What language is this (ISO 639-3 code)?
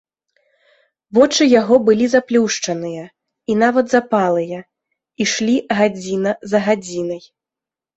bel